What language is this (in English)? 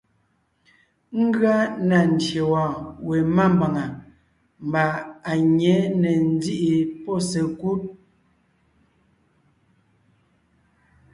Ngiemboon